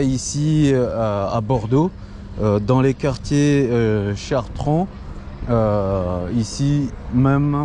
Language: French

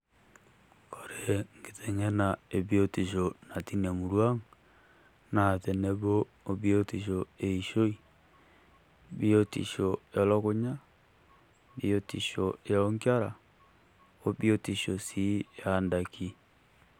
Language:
Masai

